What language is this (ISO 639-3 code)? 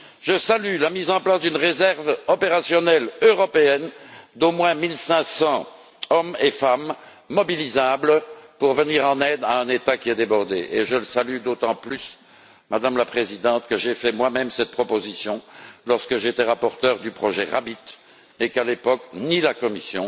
fra